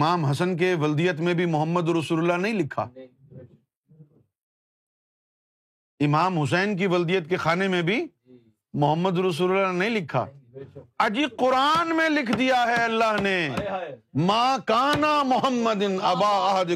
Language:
Urdu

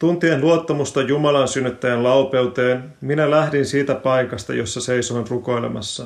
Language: Finnish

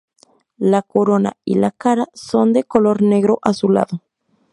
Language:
Spanish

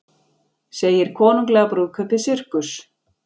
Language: Icelandic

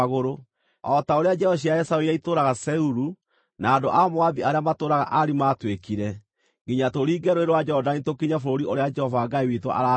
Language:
Kikuyu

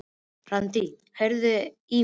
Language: Icelandic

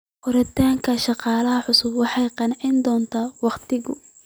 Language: Somali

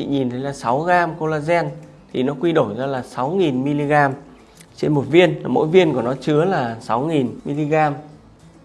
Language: Vietnamese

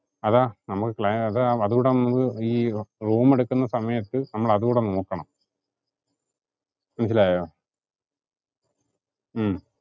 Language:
Malayalam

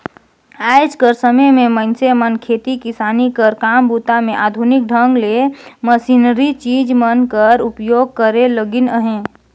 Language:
Chhattisgarhi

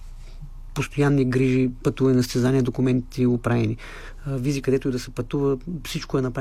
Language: Bulgarian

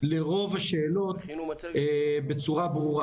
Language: Hebrew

